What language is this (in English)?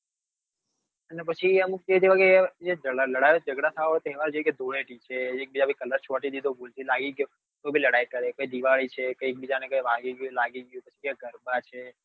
Gujarati